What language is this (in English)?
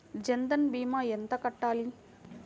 Telugu